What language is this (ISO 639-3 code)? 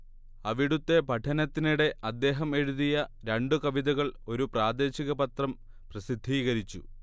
mal